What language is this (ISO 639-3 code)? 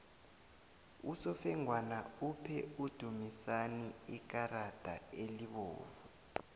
nbl